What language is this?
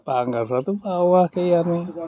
Bodo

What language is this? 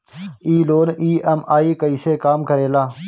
Bhojpuri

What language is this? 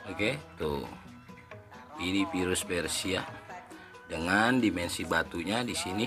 Indonesian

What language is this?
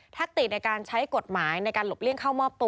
Thai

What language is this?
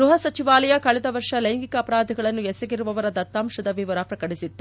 Kannada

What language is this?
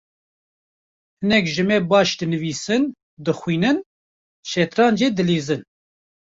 Kurdish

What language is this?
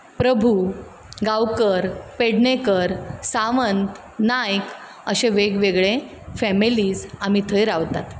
Konkani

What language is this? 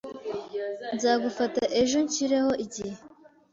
Kinyarwanda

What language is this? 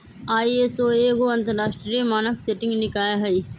Magahi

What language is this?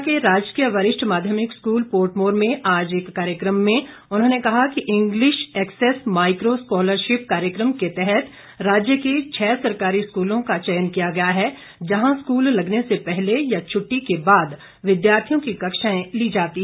Hindi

